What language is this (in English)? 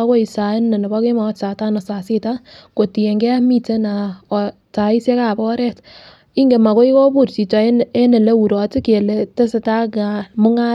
Kalenjin